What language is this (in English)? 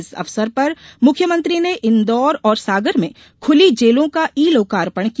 Hindi